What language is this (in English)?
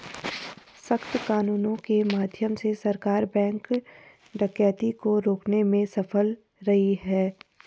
Hindi